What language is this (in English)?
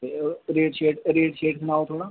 Dogri